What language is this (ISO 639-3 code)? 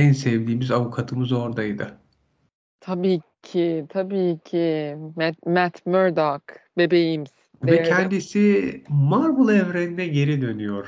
tur